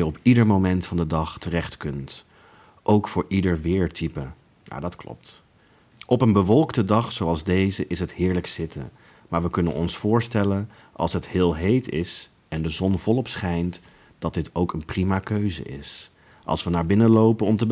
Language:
Dutch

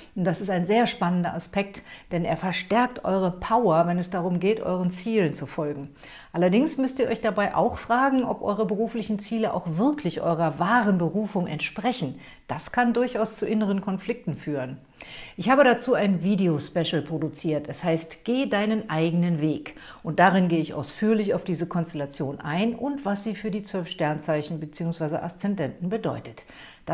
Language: German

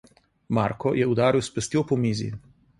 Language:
Slovenian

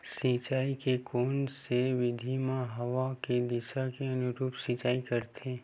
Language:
Chhattisgarhi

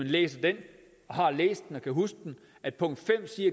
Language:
Danish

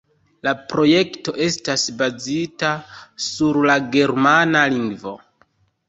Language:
Esperanto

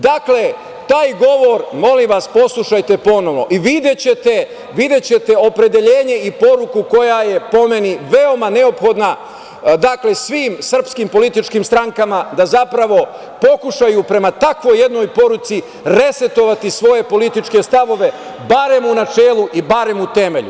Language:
Serbian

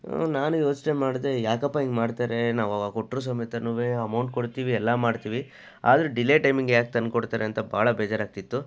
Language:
Kannada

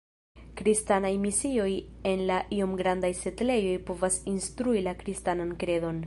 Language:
Esperanto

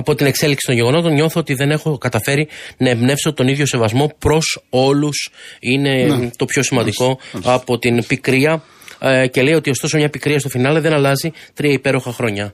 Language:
Greek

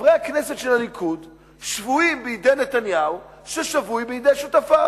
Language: Hebrew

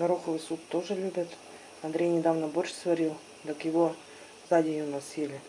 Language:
Russian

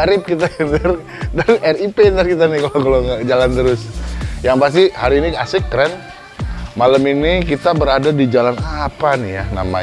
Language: Indonesian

